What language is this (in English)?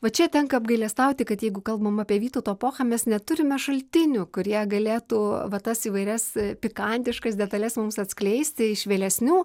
Lithuanian